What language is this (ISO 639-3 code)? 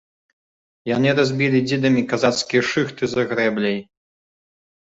bel